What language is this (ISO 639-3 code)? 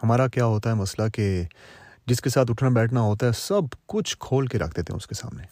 urd